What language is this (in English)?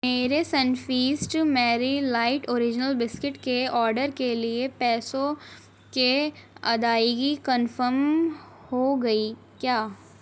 Urdu